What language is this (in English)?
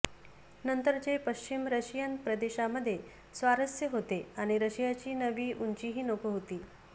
Marathi